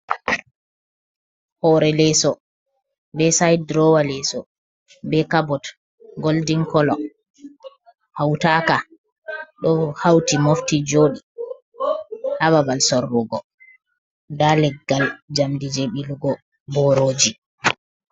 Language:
Fula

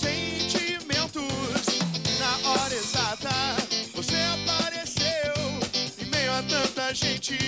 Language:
Portuguese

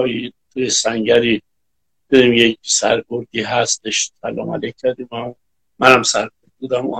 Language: Persian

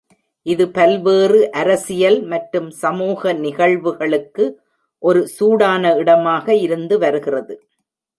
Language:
Tamil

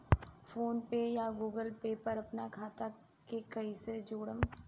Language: Bhojpuri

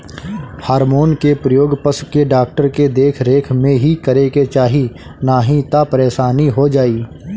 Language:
Bhojpuri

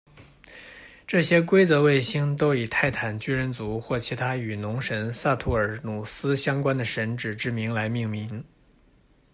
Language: Chinese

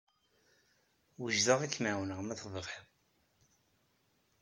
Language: Kabyle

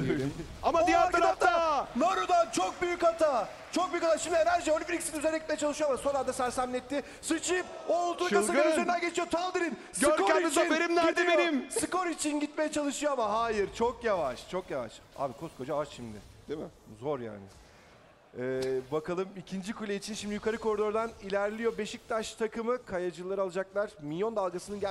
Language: Turkish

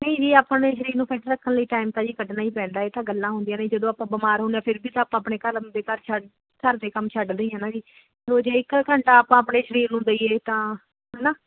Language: Punjabi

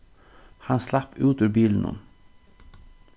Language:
Faroese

